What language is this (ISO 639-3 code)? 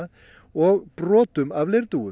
isl